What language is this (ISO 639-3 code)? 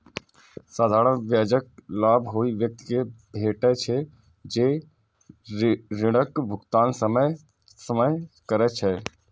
mai